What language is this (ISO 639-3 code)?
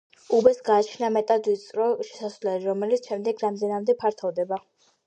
kat